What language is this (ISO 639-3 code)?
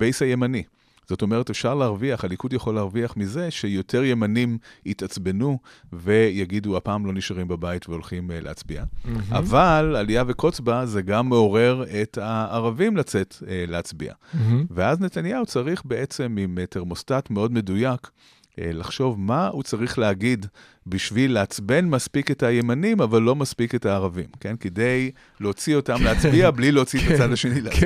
heb